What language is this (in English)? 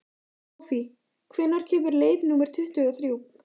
Icelandic